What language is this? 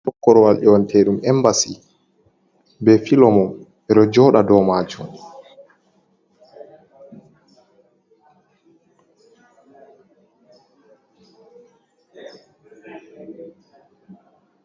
Fula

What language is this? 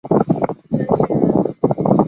Chinese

